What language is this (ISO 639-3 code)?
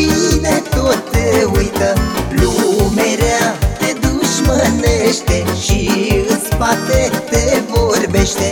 ron